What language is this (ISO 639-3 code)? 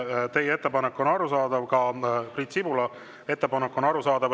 est